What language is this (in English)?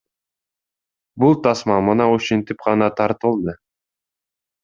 Kyrgyz